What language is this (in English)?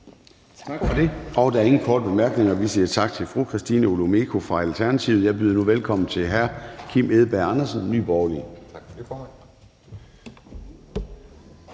Danish